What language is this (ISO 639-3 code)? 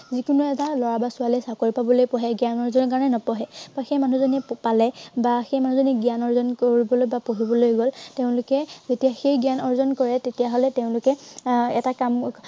asm